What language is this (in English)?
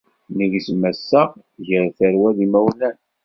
Kabyle